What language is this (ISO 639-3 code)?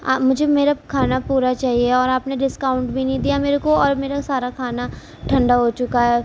urd